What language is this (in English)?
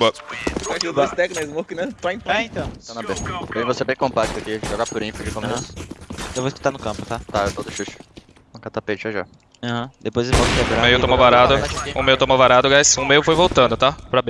Portuguese